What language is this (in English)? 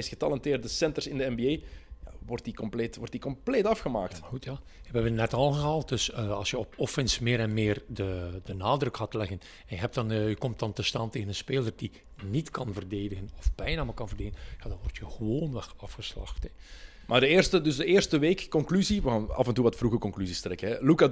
Dutch